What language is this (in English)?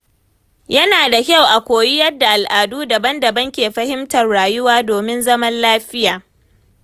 Hausa